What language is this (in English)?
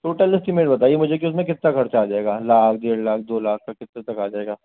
Urdu